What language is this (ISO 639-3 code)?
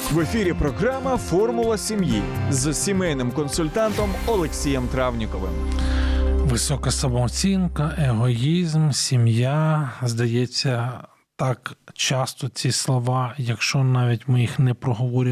ukr